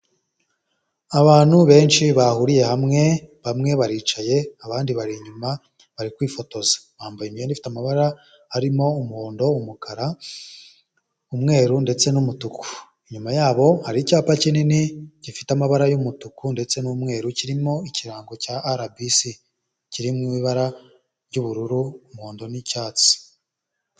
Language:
Kinyarwanda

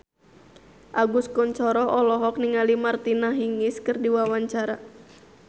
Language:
Sundanese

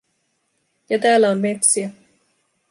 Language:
Finnish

